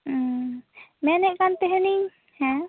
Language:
Santali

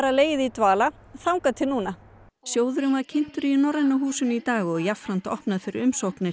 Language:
Icelandic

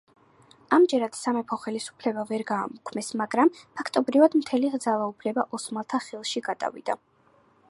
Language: Georgian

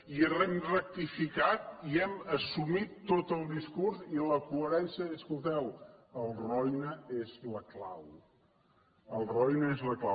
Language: Catalan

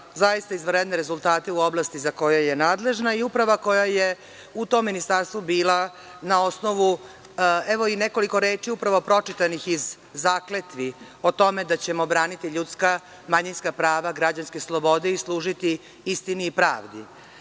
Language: Serbian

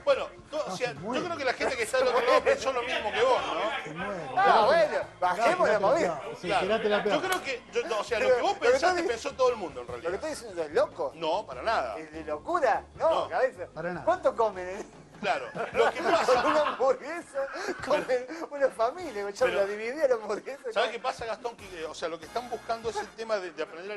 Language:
Spanish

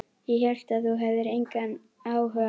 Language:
Icelandic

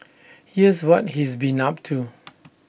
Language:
English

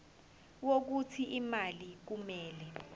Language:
Zulu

